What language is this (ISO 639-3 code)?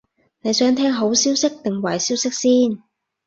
yue